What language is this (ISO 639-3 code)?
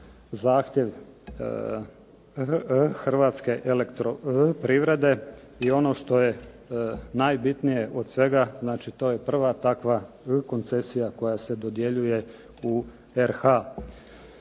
hrv